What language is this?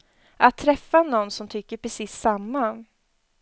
Swedish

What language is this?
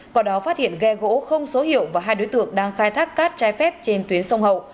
Vietnamese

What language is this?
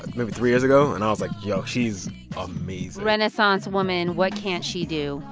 English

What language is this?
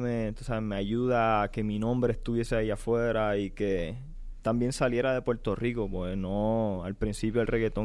Spanish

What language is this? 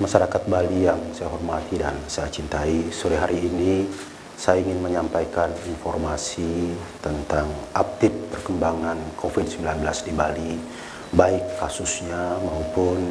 Indonesian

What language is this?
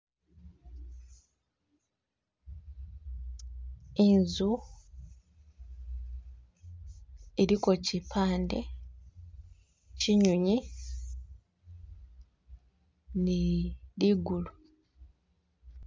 Masaaba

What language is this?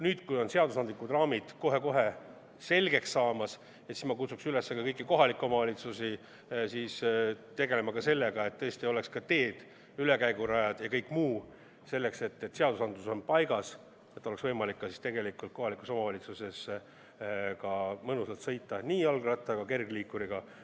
Estonian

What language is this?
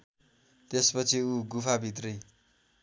Nepali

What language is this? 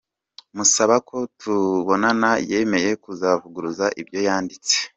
Kinyarwanda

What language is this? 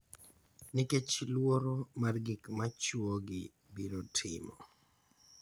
Luo (Kenya and Tanzania)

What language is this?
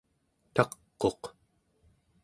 Central Yupik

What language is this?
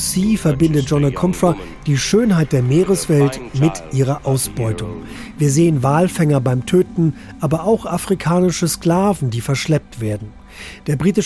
German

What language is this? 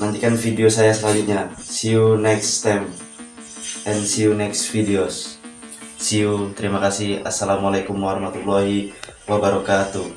Indonesian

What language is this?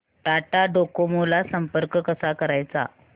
Marathi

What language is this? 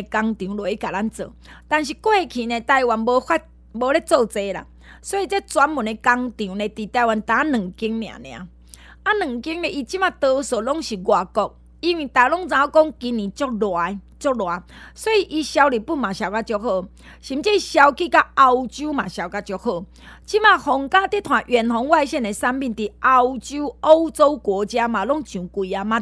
Chinese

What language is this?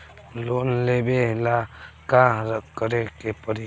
Bhojpuri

